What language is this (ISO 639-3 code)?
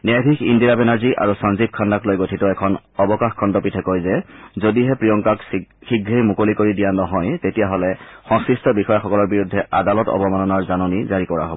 asm